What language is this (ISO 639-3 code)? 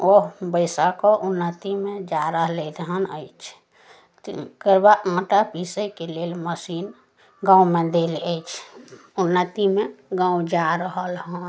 mai